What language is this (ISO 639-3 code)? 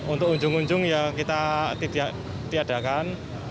ind